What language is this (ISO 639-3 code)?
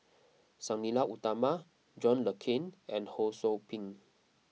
eng